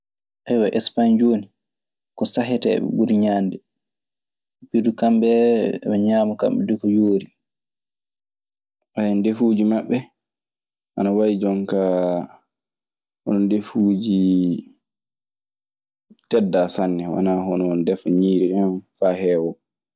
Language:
Maasina Fulfulde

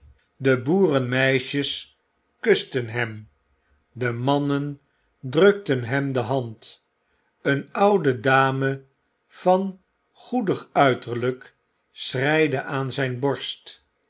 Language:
Dutch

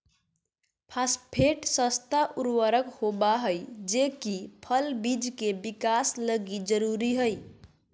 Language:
Magahi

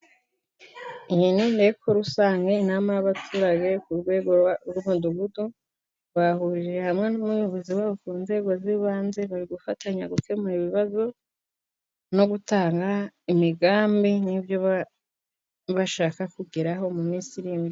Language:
Kinyarwanda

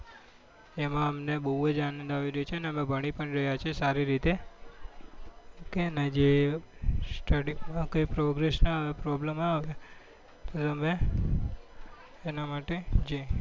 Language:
Gujarati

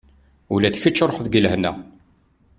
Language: Kabyle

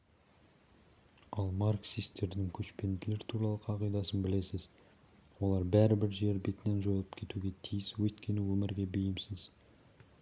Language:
Kazakh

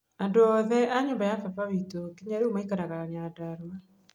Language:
Kikuyu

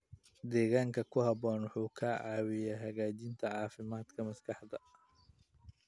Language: Somali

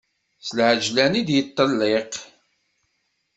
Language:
Kabyle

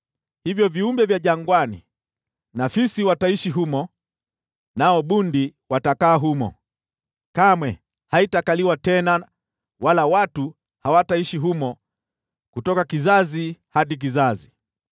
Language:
Swahili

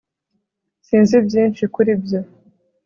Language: Kinyarwanda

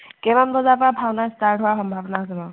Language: Assamese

